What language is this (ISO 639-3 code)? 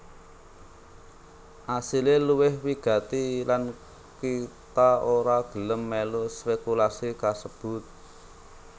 jav